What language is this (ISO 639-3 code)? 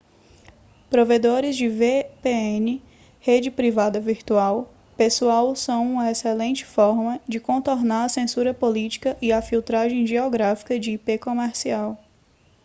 por